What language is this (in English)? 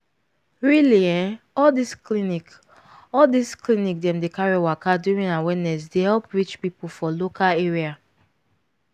Nigerian Pidgin